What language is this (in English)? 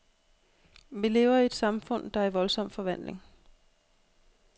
Danish